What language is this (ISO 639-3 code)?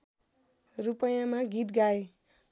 nep